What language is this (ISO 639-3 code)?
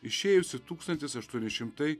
lit